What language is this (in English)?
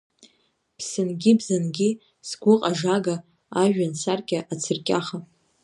Abkhazian